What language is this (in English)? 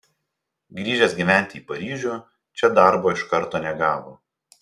Lithuanian